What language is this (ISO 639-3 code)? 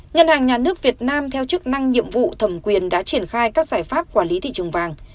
vie